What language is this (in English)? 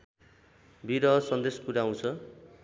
Nepali